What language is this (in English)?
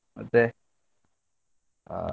Kannada